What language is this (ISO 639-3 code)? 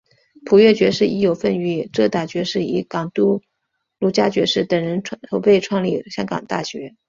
zho